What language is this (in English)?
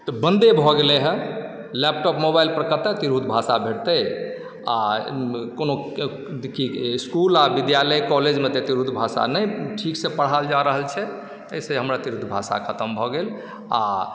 Maithili